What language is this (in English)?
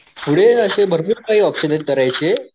Marathi